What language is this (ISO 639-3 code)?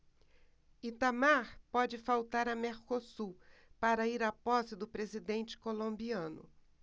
por